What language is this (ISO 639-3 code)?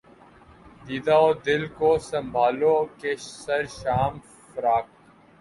urd